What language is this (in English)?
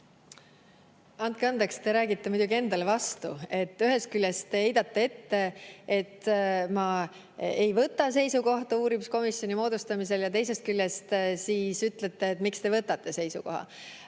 Estonian